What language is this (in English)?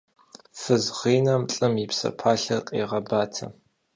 Kabardian